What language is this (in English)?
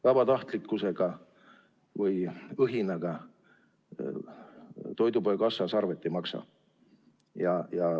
Estonian